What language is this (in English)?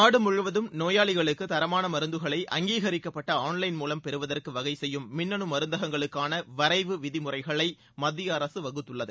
Tamil